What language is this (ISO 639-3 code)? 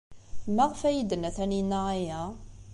kab